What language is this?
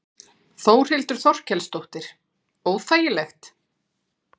Icelandic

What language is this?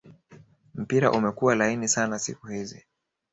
Swahili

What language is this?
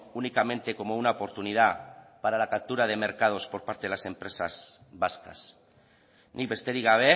Spanish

